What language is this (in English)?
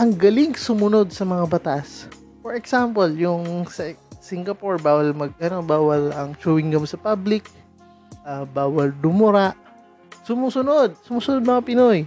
Filipino